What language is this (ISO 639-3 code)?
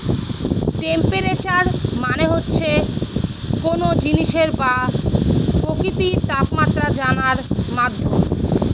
ben